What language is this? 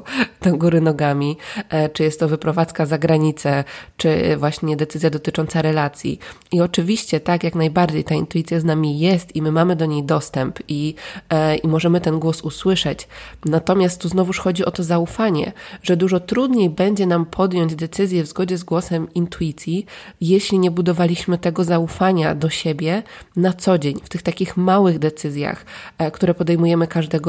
Polish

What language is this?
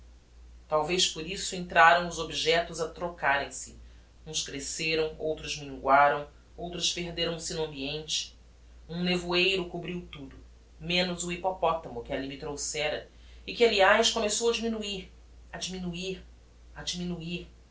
Portuguese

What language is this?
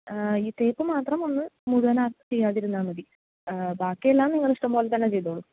Malayalam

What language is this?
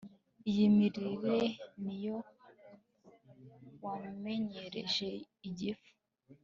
Kinyarwanda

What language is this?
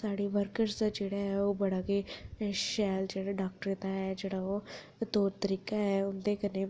Dogri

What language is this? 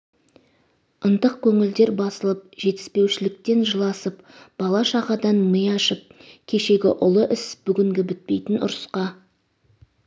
Kazakh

